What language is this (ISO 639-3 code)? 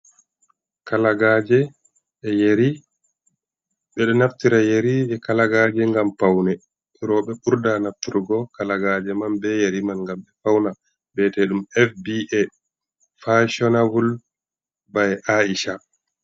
ful